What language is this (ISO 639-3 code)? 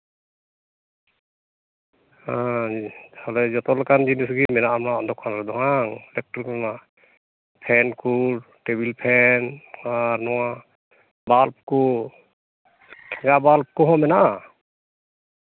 sat